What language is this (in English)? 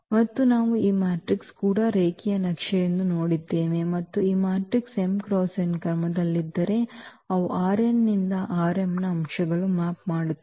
Kannada